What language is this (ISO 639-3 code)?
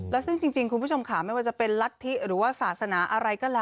tha